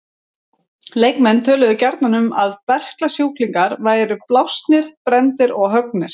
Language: Icelandic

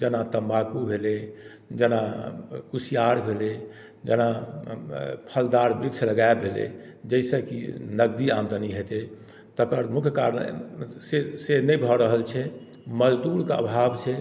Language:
Maithili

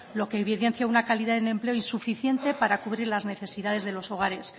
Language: Spanish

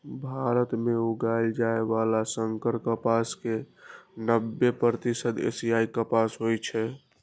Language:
Maithili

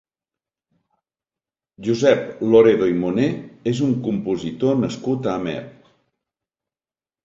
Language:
Catalan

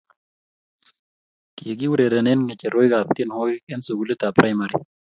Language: Kalenjin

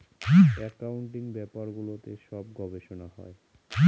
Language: Bangla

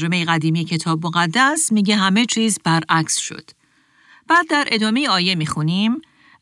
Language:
Persian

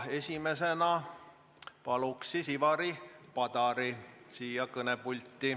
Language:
Estonian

